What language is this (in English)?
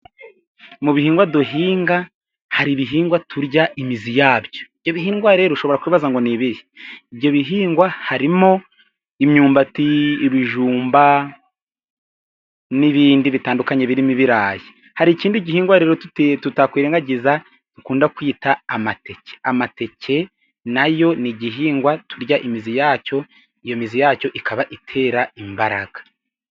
Kinyarwanda